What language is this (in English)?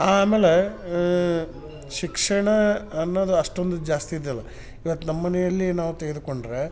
Kannada